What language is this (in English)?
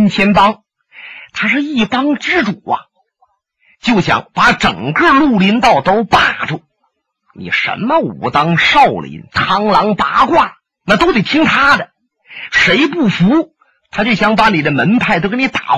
Chinese